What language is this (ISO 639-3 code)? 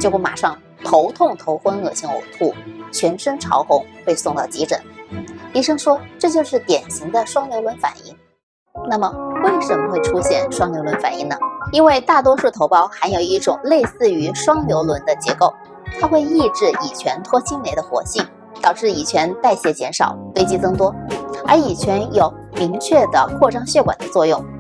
zho